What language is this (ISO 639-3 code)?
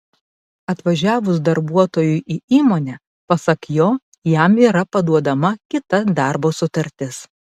lit